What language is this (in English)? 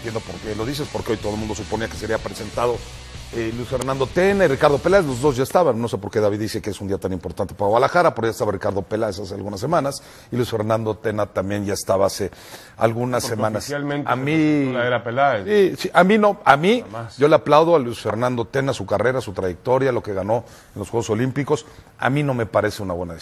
Spanish